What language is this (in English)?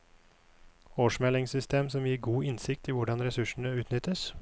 Norwegian